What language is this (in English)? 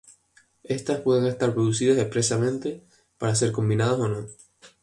Spanish